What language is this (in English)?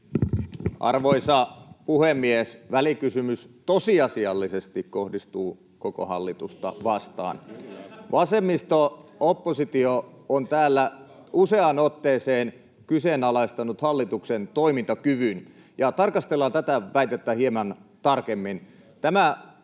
Finnish